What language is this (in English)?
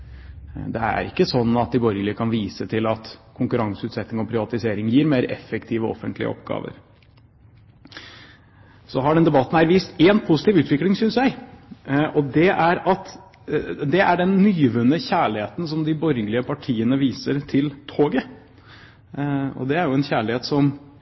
Norwegian Bokmål